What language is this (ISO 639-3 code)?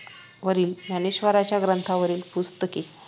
mar